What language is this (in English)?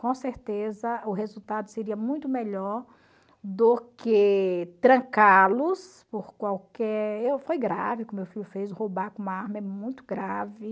Portuguese